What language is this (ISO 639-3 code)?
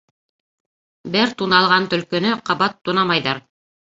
bak